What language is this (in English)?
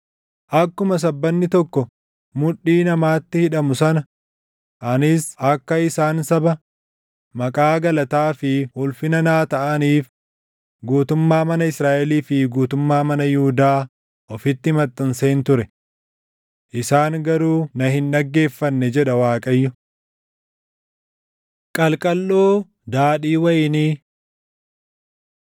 Oromo